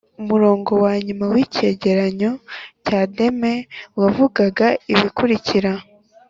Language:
Kinyarwanda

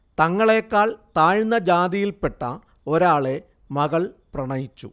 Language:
Malayalam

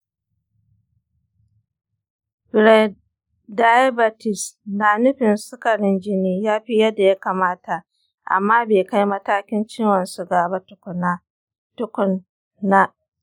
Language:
Hausa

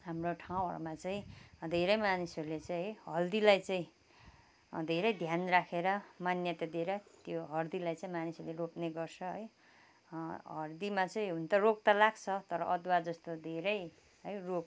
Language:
Nepali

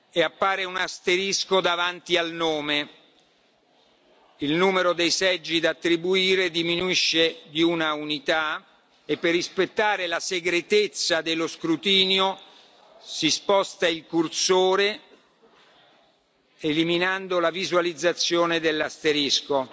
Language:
Italian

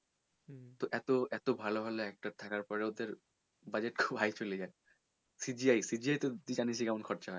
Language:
Bangla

